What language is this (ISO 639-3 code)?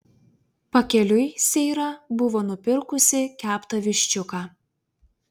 lit